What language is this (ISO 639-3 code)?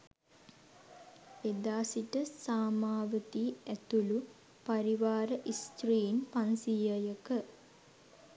sin